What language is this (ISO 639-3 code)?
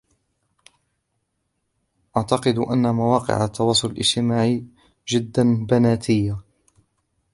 ara